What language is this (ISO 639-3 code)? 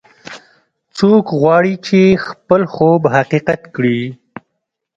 pus